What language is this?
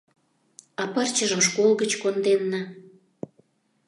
Mari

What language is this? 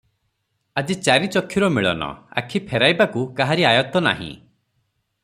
Odia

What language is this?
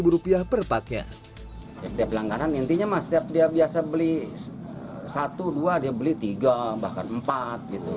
Indonesian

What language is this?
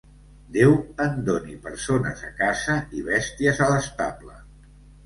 Catalan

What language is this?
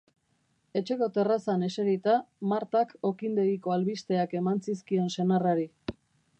Basque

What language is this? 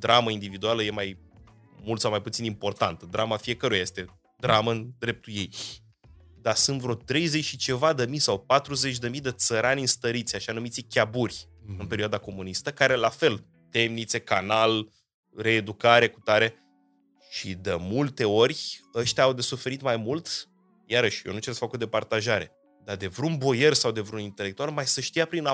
Romanian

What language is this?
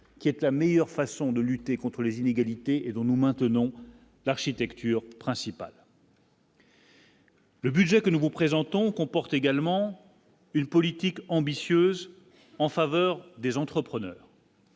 French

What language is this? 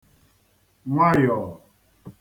Igbo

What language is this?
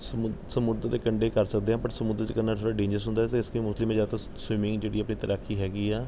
Punjabi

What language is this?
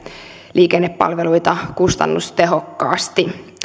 Finnish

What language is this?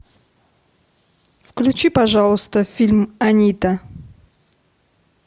Russian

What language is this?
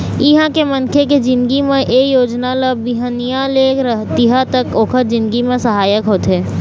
Chhattisgarhi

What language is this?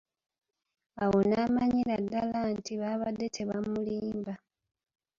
Ganda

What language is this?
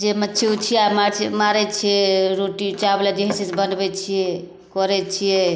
Maithili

